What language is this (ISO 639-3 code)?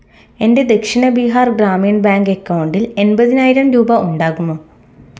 mal